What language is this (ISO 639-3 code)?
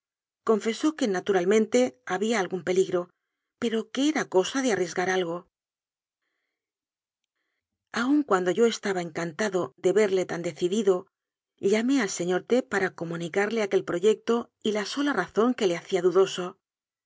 spa